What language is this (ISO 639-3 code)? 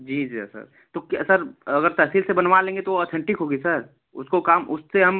hin